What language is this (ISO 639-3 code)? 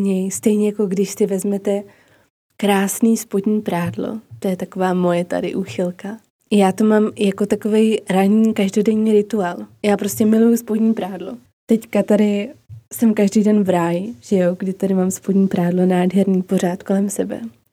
ces